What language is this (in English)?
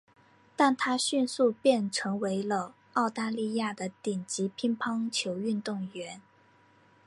Chinese